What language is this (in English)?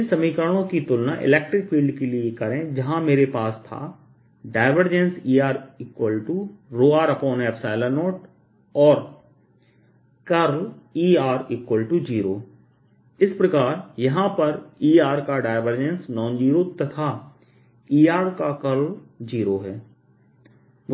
Hindi